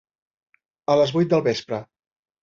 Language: Catalan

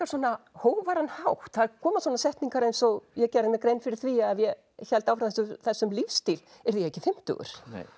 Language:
Icelandic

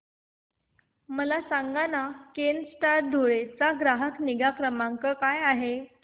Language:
Marathi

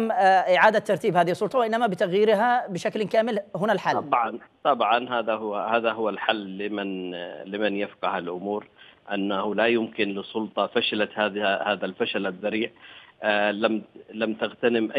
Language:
Arabic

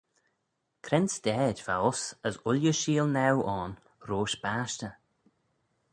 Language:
Manx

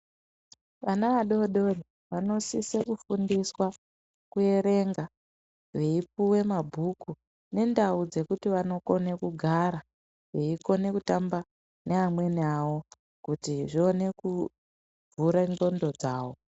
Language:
Ndau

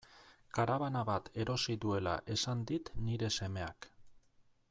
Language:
Basque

